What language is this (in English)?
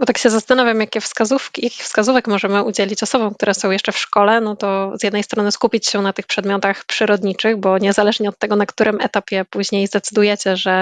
Polish